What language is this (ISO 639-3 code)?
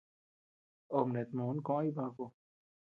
cux